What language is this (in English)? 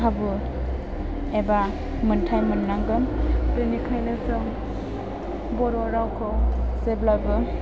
Bodo